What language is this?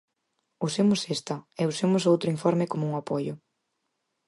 Galician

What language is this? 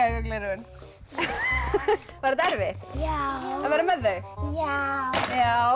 Icelandic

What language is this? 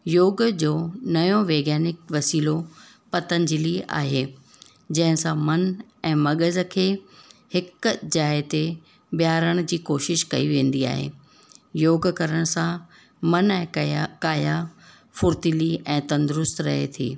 Sindhi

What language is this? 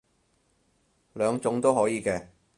Cantonese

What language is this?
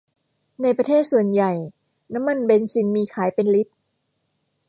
Thai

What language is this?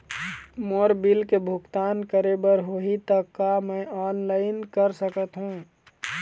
Chhattisgarhi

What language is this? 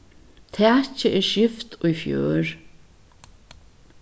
Faroese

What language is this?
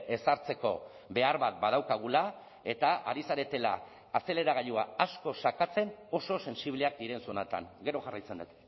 Basque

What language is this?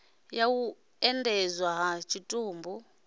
Venda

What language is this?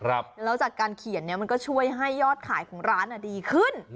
Thai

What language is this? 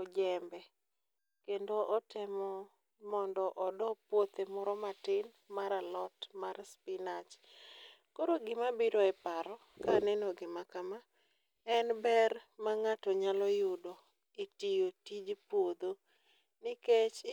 Luo (Kenya and Tanzania)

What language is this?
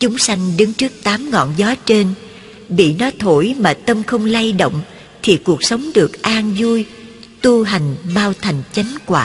Vietnamese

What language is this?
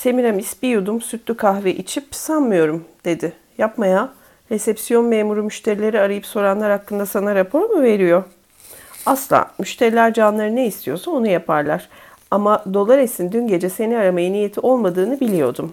Turkish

